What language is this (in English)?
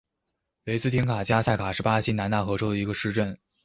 Chinese